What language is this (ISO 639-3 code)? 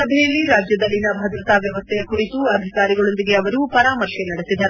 kan